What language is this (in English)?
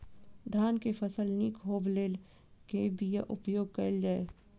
Maithili